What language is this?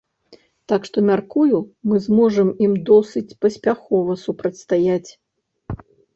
Belarusian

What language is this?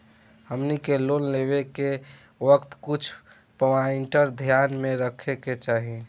Bhojpuri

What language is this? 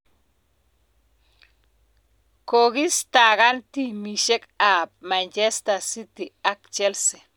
Kalenjin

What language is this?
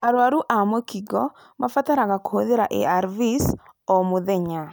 Kikuyu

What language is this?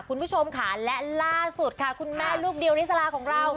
Thai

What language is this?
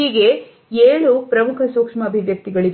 Kannada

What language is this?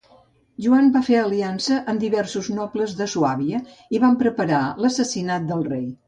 Catalan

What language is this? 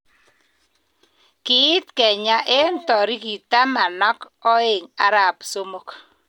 Kalenjin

